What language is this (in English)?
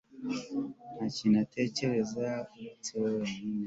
Kinyarwanda